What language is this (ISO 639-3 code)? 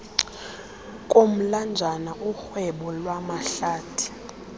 xho